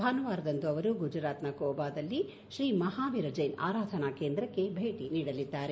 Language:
Kannada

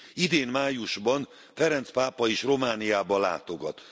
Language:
Hungarian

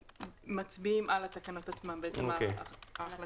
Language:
Hebrew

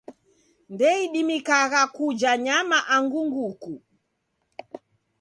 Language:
Taita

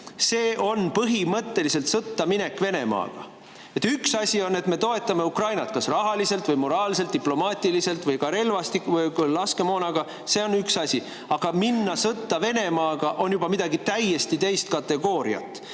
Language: Estonian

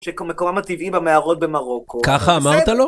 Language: Hebrew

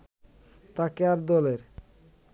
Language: Bangla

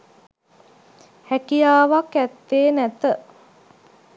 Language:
Sinhala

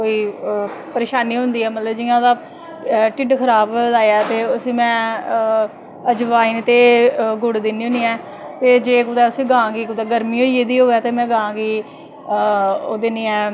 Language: Dogri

